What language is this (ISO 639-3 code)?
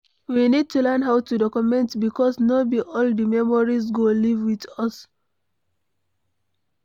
pcm